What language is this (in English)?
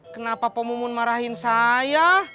Indonesian